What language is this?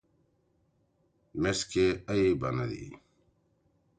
Torwali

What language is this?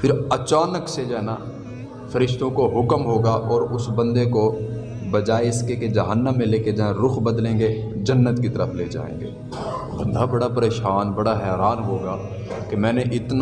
Urdu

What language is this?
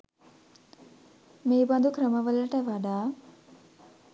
Sinhala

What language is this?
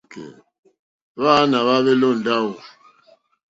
Mokpwe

